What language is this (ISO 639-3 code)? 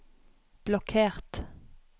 nor